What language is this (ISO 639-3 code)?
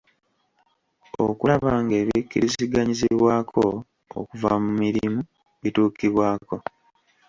lug